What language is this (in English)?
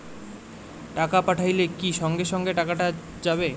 Bangla